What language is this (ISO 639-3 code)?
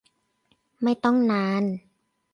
tha